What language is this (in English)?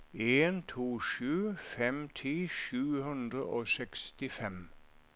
Norwegian